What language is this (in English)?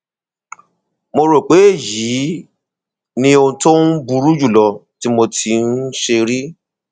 Yoruba